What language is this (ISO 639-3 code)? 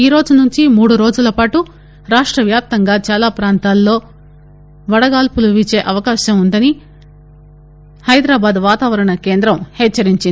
tel